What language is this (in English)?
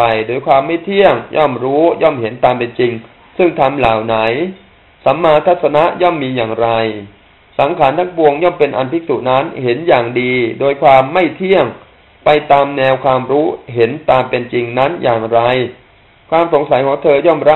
Thai